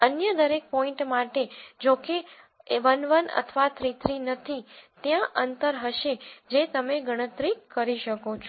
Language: Gujarati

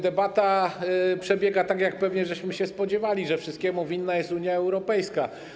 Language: Polish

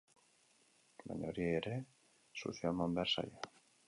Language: Basque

